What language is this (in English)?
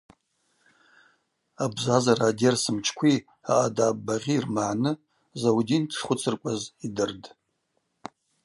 Abaza